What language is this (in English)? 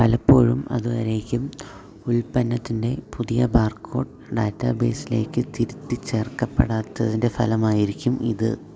Malayalam